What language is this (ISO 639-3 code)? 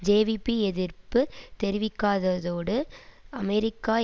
tam